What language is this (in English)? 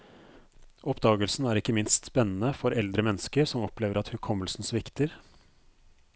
Norwegian